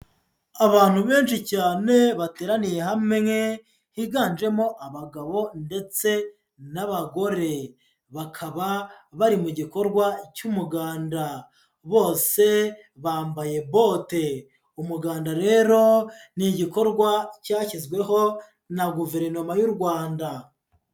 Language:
Kinyarwanda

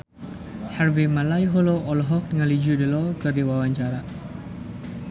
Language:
Sundanese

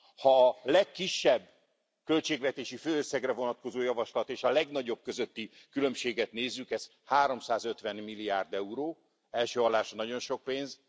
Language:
Hungarian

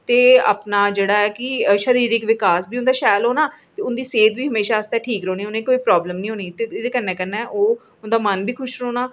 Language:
Dogri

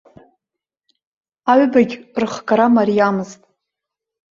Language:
Abkhazian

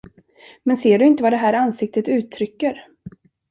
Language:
Swedish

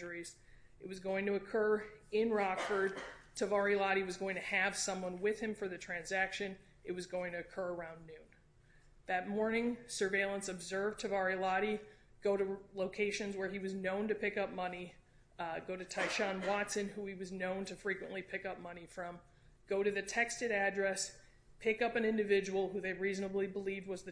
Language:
English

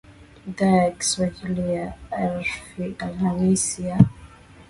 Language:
Swahili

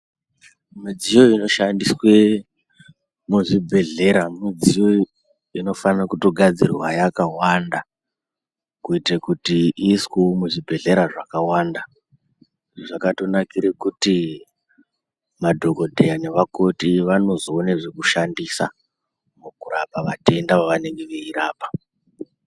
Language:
Ndau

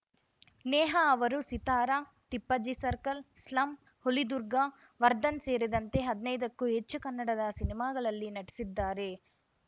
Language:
Kannada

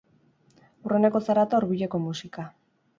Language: Basque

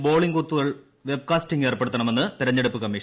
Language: Malayalam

